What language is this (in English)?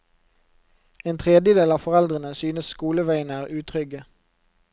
Norwegian